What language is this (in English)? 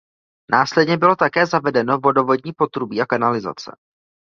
Czech